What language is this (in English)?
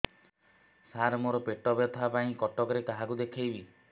Odia